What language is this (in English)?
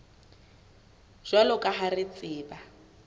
Southern Sotho